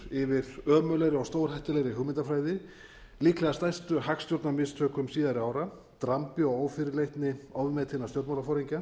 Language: Icelandic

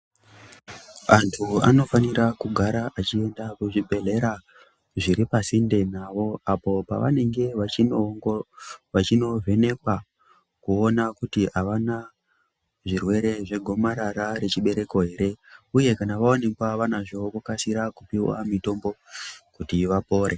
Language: Ndau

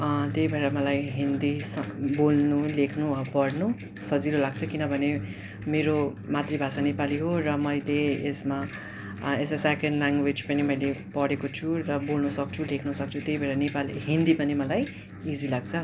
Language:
Nepali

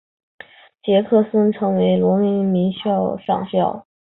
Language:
Chinese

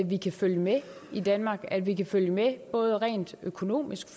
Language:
Danish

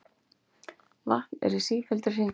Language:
Icelandic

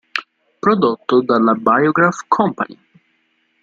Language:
Italian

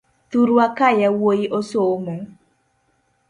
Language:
Luo (Kenya and Tanzania)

